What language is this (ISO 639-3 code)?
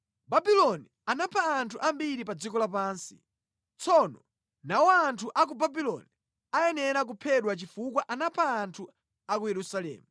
nya